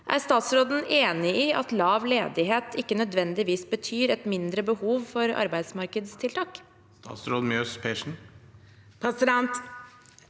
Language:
Norwegian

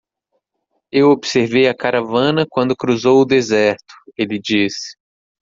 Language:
Portuguese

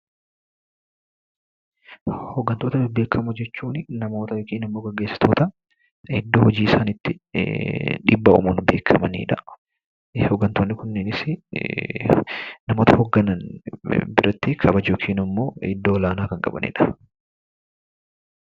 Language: Oromo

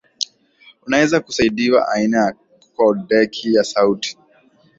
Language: Swahili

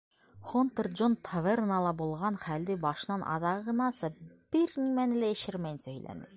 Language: Bashkir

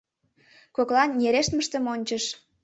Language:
Mari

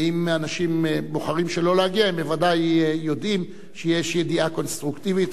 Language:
Hebrew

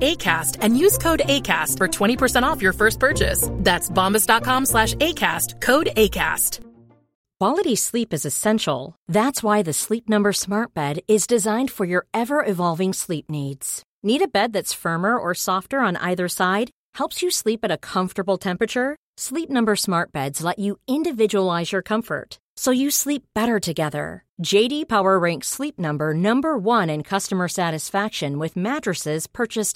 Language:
Swedish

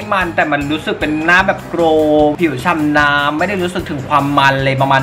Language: Thai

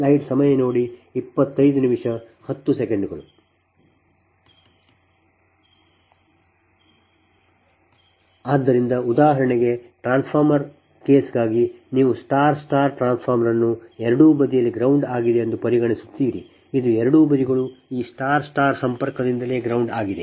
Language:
Kannada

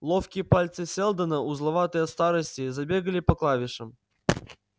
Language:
Russian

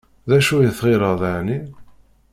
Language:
Kabyle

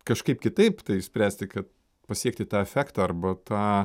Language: Lithuanian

